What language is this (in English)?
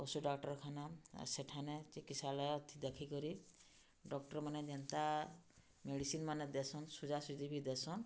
Odia